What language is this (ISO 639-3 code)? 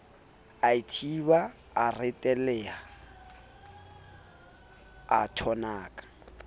sot